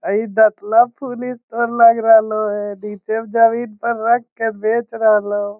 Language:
Magahi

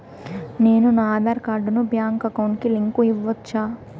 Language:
Telugu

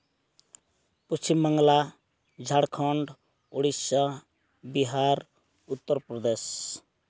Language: Santali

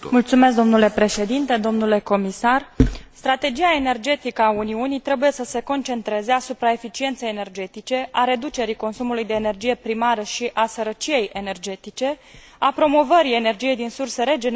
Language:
Romanian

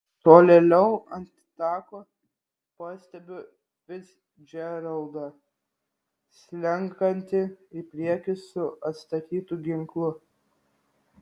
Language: Lithuanian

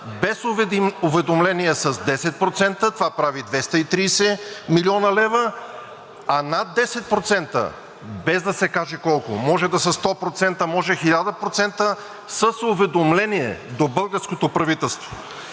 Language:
Bulgarian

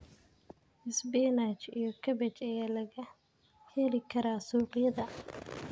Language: Somali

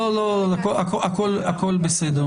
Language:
Hebrew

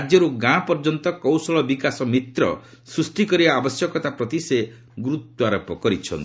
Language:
Odia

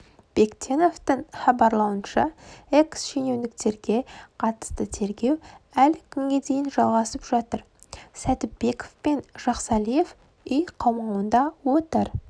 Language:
Kazakh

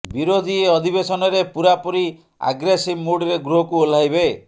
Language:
Odia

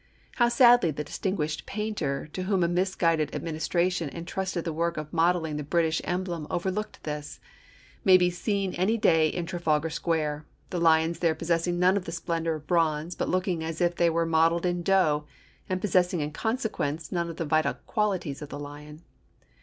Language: English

